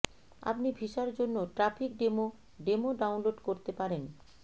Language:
Bangla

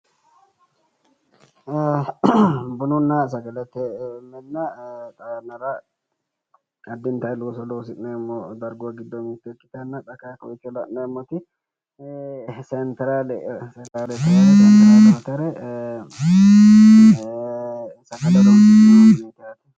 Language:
Sidamo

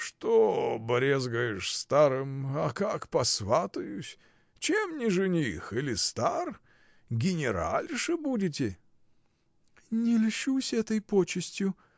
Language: Russian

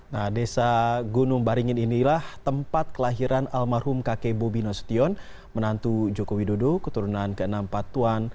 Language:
Indonesian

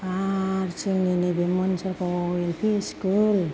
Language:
Bodo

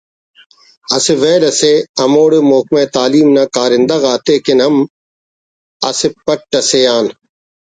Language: Brahui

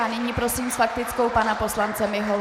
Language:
Czech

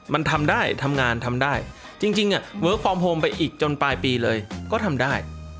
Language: Thai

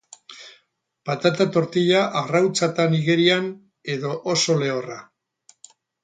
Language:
Basque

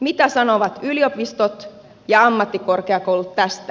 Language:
Finnish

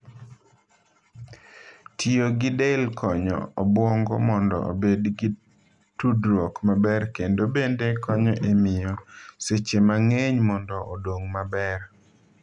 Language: Luo (Kenya and Tanzania)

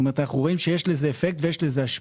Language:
Hebrew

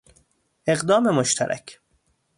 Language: Persian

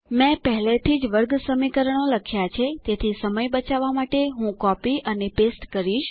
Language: Gujarati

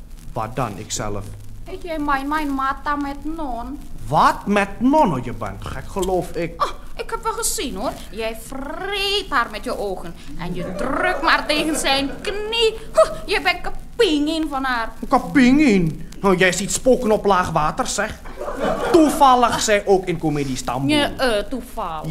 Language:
Dutch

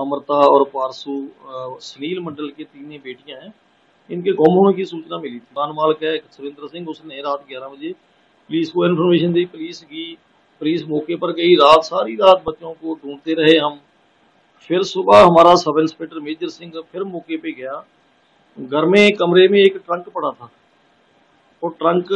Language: Hindi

